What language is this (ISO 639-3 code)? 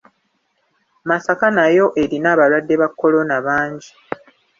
lug